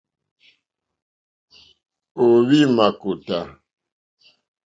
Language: Mokpwe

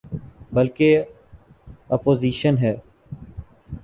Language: Urdu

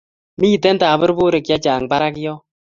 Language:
Kalenjin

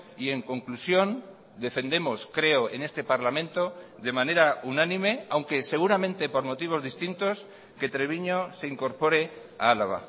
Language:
Spanish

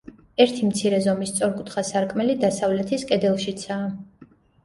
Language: Georgian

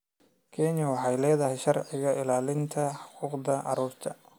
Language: Somali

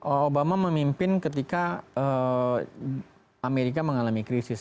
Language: Indonesian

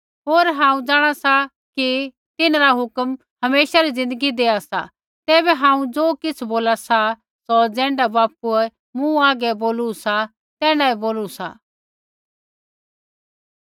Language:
Kullu Pahari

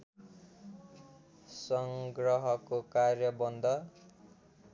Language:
Nepali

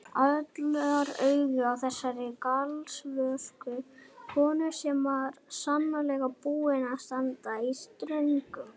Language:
Icelandic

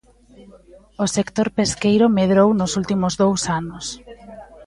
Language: Galician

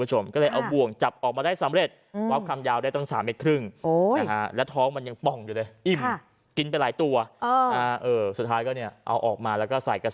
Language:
Thai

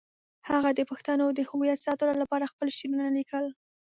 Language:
Pashto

